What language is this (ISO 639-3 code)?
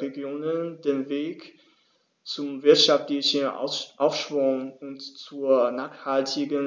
deu